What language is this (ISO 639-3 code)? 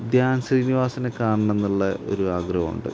mal